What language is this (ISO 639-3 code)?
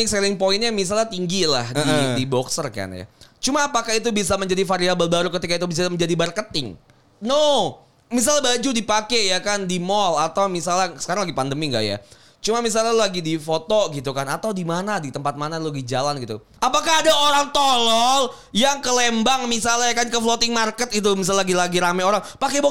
ind